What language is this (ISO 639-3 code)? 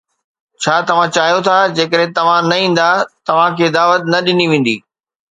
snd